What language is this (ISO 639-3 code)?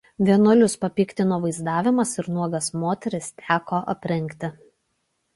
lit